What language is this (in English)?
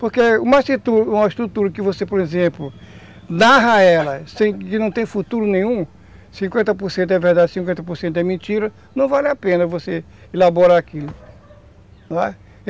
Portuguese